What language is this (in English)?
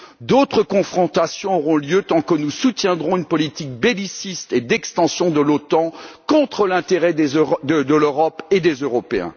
French